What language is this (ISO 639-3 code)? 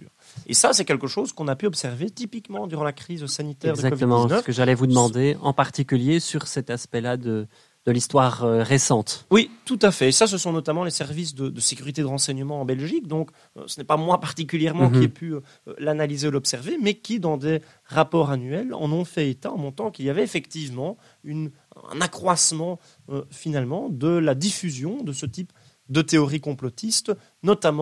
fra